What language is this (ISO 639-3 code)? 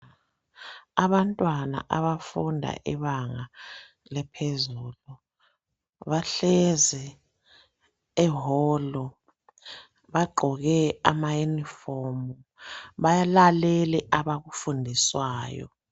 nde